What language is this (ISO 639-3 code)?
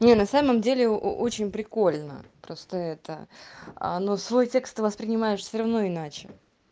rus